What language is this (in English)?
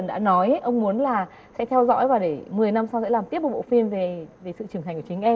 Vietnamese